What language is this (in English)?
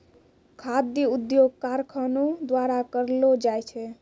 Maithili